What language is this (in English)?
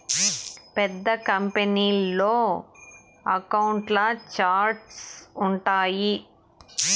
Telugu